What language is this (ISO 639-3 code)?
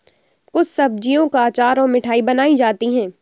hin